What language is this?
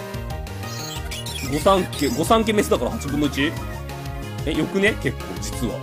Japanese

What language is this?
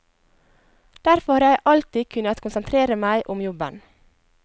Norwegian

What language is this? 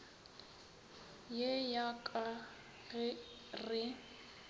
Northern Sotho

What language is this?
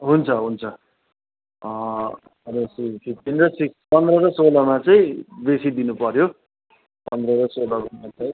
Nepali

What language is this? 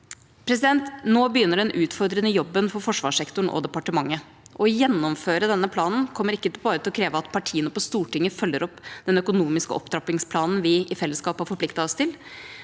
Norwegian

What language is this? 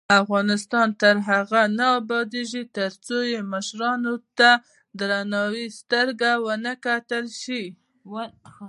Pashto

